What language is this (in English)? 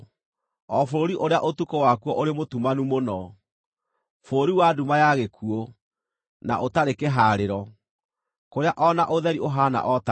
Kikuyu